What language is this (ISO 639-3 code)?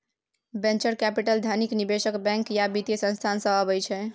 mai